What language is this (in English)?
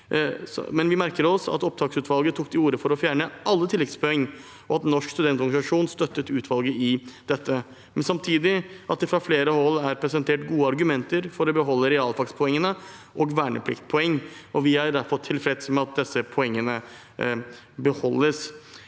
Norwegian